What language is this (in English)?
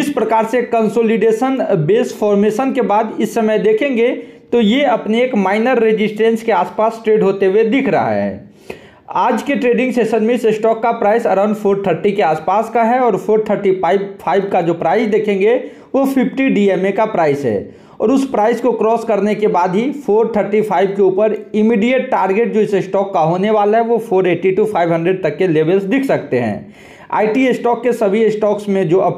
Hindi